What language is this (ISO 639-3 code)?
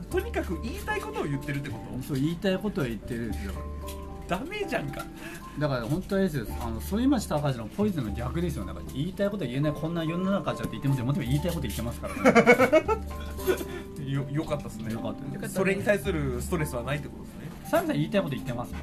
jpn